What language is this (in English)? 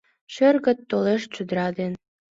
Mari